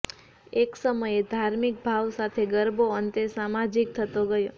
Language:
Gujarati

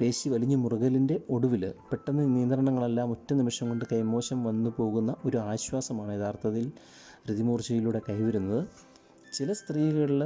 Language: Malayalam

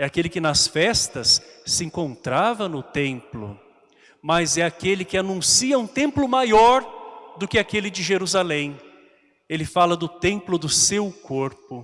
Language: Portuguese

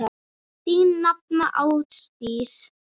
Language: Icelandic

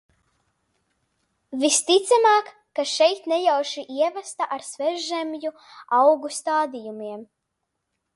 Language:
Latvian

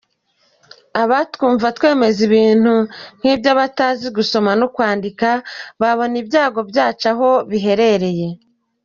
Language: Kinyarwanda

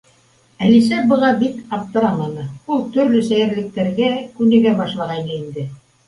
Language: Bashkir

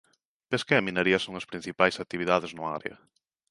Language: Galician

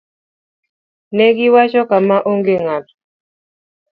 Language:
Luo (Kenya and Tanzania)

